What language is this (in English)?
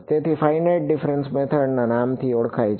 Gujarati